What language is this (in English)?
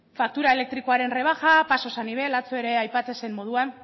Basque